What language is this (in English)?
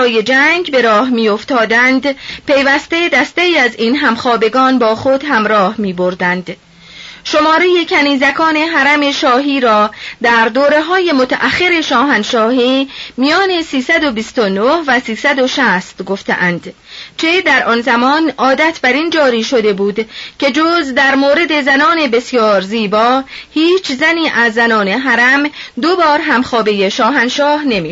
Persian